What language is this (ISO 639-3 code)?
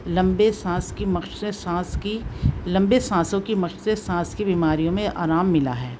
urd